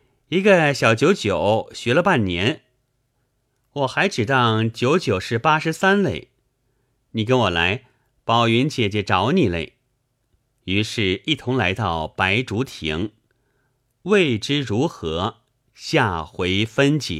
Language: Chinese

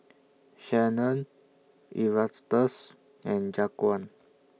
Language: English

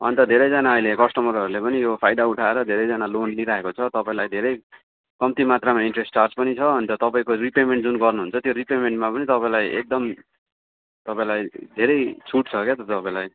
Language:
Nepali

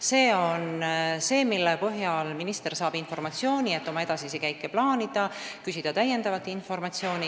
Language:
Estonian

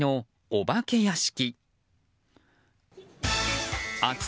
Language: Japanese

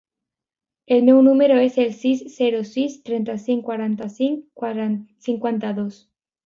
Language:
Catalan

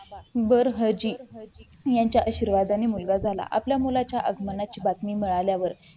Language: Marathi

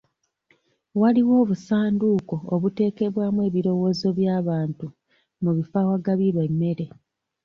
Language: Ganda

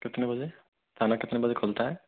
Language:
Hindi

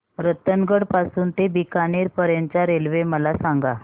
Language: Marathi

